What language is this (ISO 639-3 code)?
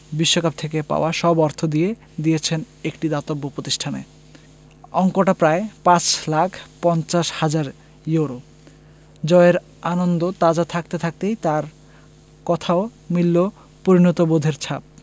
ben